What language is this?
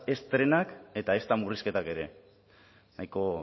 Basque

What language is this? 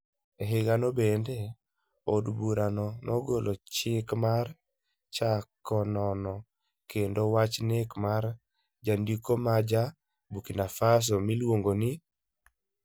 Luo (Kenya and Tanzania)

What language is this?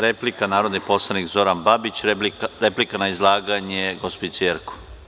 Serbian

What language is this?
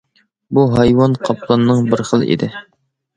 Uyghur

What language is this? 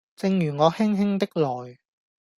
Cantonese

